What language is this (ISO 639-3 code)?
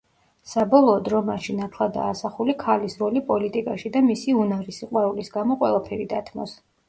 kat